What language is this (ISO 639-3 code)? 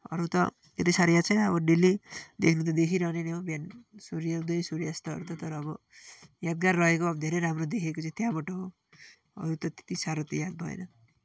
nep